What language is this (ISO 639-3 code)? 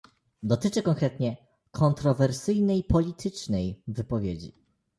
pol